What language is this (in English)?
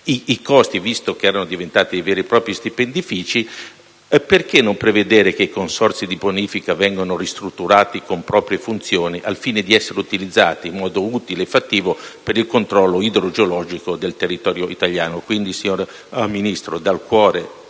Italian